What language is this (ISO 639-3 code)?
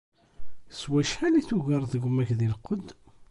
kab